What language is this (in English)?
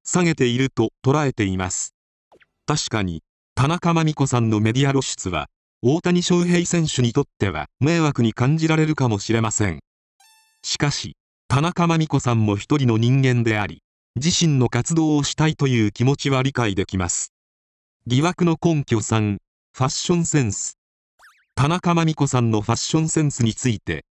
Japanese